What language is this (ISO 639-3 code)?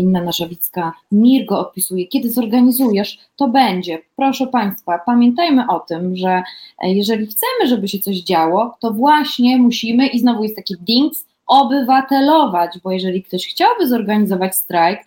pol